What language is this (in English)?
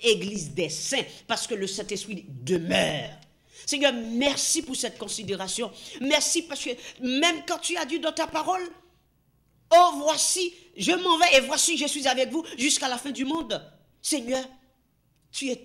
French